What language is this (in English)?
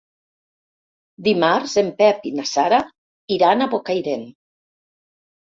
Catalan